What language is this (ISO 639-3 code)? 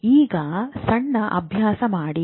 kan